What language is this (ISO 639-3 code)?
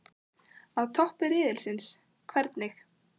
isl